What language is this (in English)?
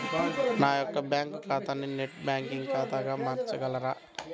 Telugu